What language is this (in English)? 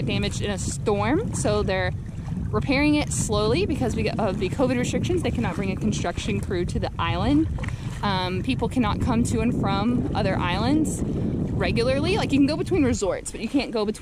English